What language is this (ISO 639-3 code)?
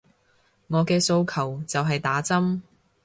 yue